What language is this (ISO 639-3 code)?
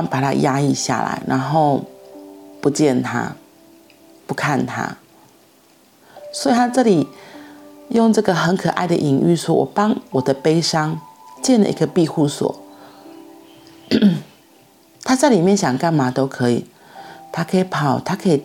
zho